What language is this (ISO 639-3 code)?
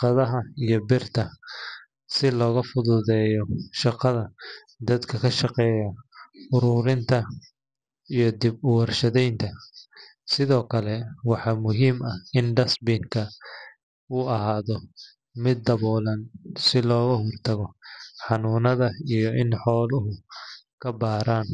som